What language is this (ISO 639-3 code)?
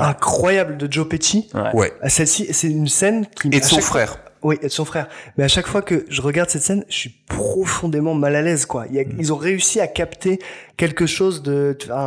fra